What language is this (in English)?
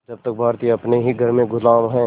Hindi